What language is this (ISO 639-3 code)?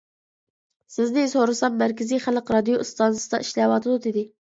uig